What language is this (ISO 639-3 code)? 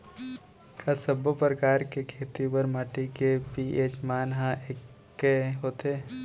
hne